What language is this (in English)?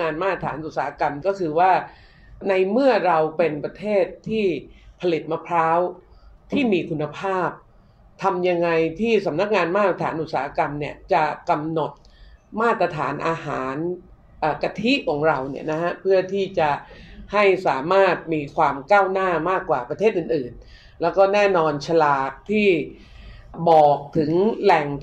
Thai